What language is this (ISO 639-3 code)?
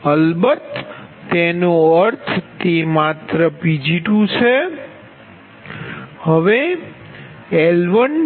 guj